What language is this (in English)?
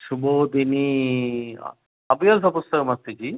Sanskrit